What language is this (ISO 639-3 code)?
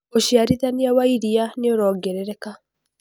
kik